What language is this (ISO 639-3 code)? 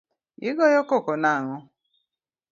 luo